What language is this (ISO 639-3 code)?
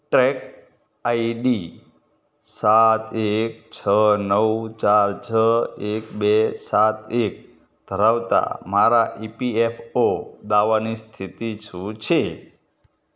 guj